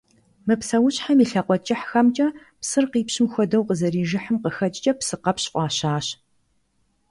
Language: Kabardian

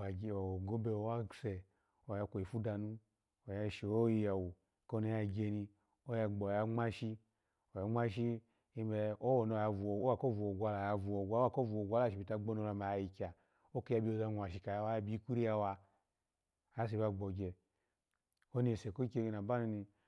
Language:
Alago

